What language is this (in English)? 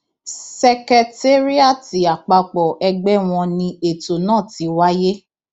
Yoruba